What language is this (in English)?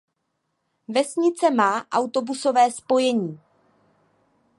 Czech